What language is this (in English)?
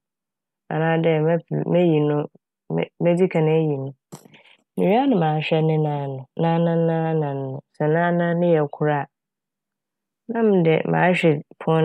Akan